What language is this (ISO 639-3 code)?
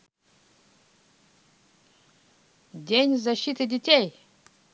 rus